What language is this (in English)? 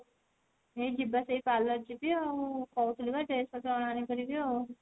Odia